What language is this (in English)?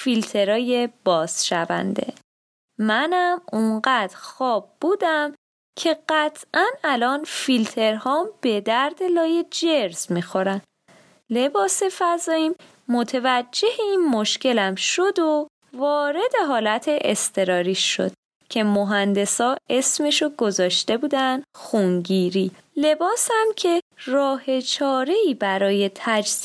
Persian